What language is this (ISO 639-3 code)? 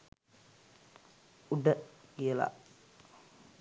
sin